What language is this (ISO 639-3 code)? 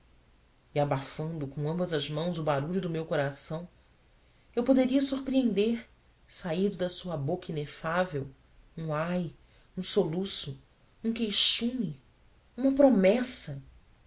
por